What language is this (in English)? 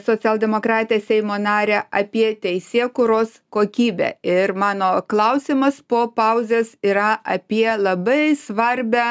Lithuanian